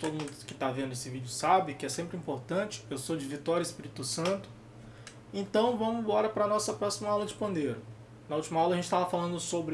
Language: Portuguese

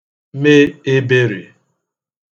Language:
Igbo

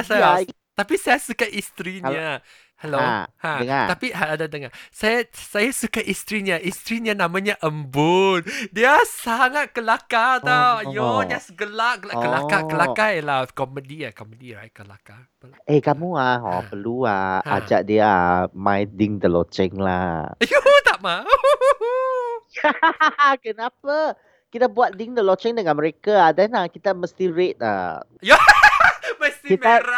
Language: Malay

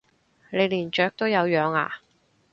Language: Cantonese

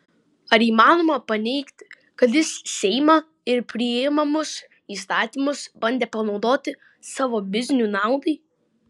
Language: Lithuanian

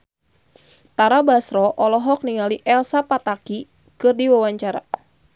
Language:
Sundanese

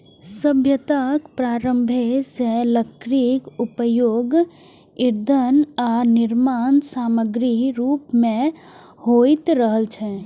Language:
Maithili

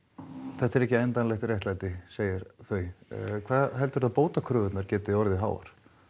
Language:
Icelandic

